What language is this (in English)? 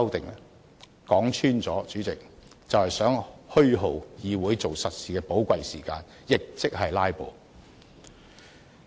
Cantonese